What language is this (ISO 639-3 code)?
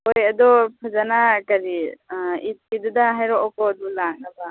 mni